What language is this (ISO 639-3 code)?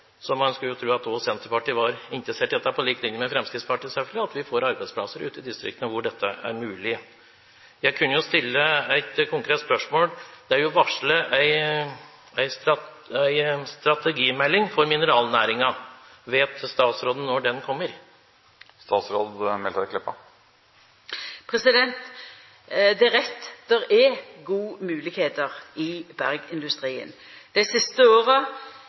nor